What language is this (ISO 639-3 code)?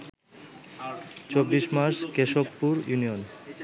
ben